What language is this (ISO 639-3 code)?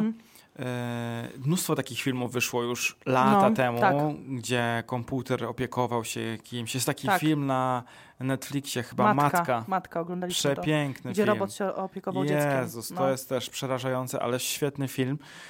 pol